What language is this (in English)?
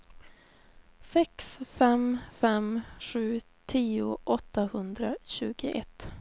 Swedish